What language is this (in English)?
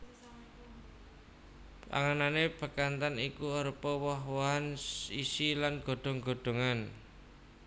Javanese